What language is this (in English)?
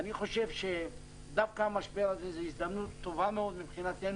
Hebrew